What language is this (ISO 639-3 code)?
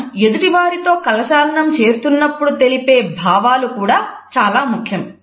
tel